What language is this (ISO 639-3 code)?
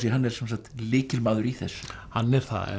isl